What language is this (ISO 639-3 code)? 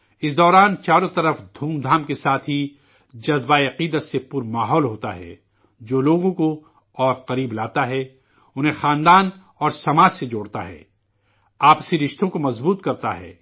urd